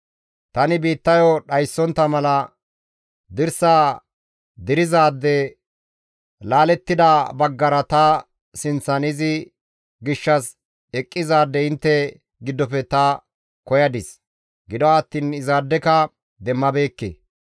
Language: Gamo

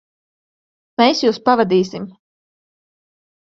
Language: Latvian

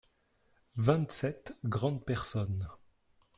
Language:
French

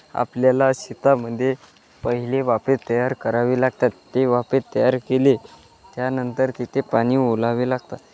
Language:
Marathi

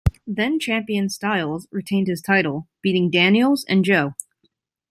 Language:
English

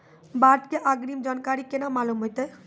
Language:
Maithili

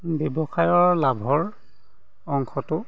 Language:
Assamese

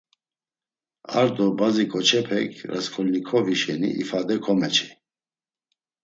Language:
Laz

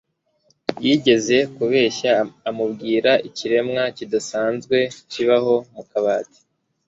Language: Kinyarwanda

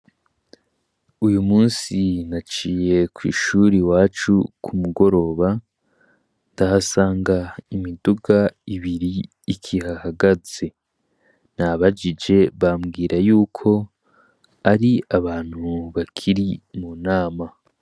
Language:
Rundi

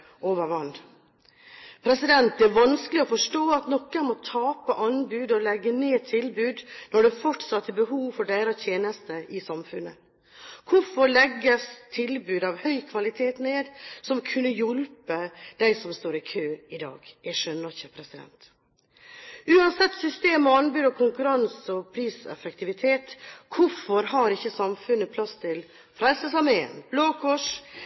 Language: Norwegian Bokmål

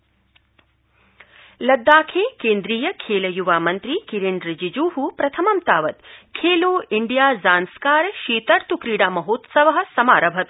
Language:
Sanskrit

